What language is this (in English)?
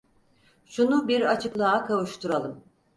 Turkish